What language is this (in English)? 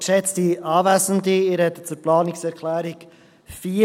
Swiss German